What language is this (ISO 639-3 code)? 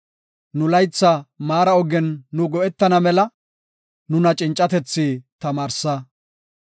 gof